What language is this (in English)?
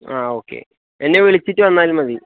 Malayalam